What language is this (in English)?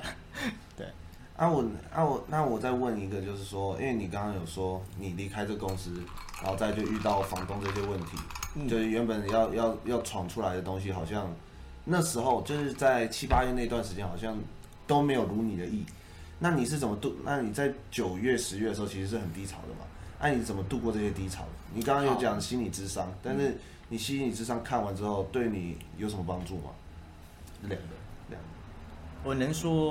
Chinese